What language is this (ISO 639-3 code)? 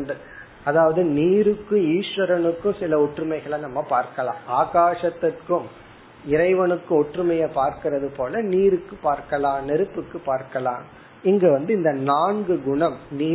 tam